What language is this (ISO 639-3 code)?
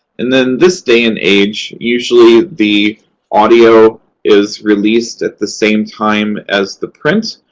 eng